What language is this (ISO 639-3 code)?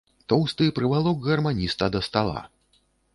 bel